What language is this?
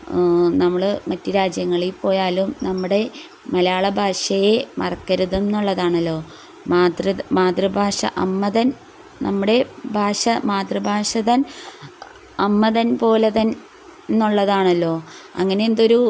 Malayalam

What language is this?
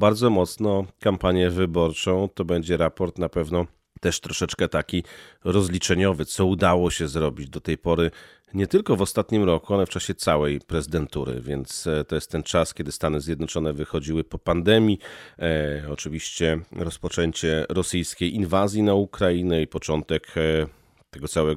Polish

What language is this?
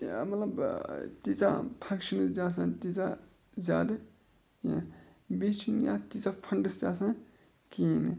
Kashmiri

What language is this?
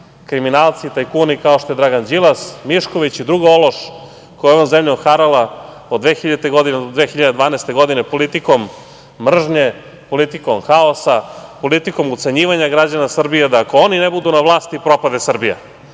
Serbian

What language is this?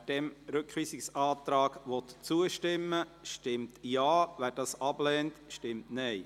Swiss German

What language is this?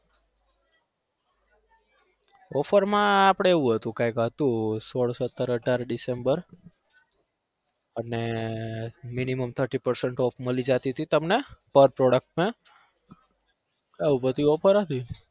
Gujarati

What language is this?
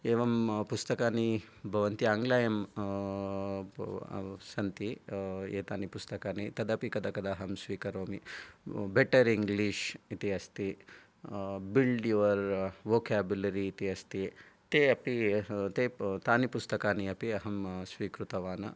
Sanskrit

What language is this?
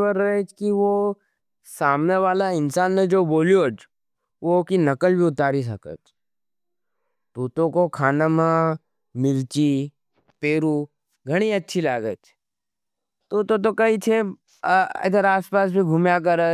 Nimadi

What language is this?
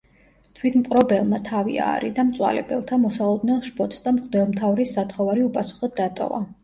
Georgian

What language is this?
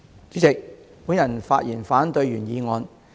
Cantonese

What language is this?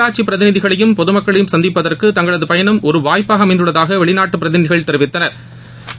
Tamil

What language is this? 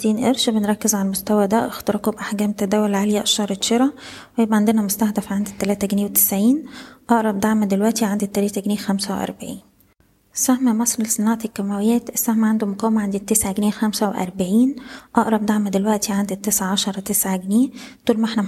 Arabic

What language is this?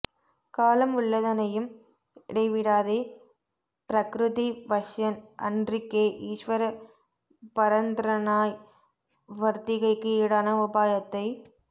Tamil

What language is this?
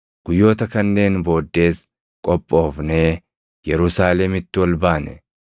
Oromo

